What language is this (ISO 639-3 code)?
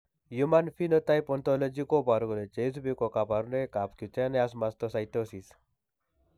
kln